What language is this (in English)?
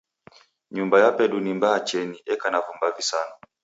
Taita